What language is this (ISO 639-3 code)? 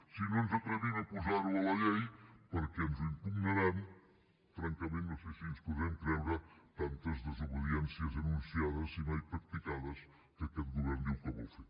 cat